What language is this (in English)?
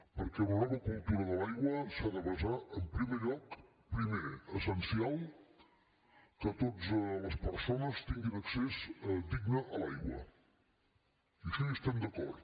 Catalan